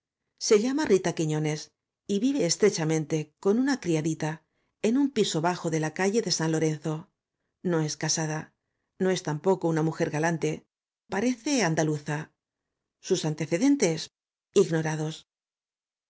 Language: Spanish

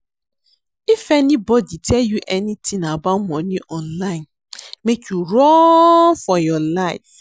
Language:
Nigerian Pidgin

